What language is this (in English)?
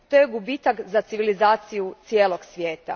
Croatian